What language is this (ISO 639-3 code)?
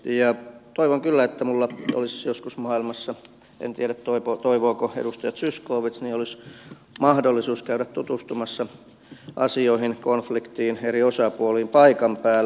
fin